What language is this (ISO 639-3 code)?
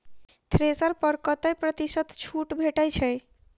mai